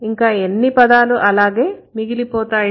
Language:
Telugu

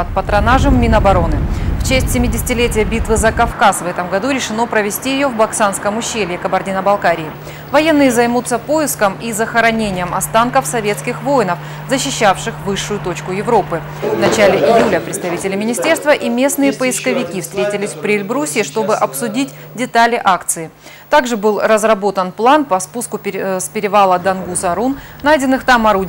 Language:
Russian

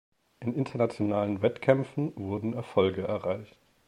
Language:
German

